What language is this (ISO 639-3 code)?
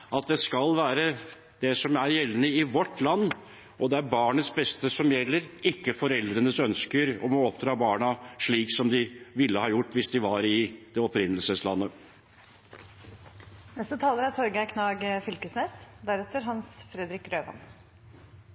nor